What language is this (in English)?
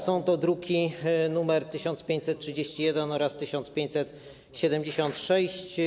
Polish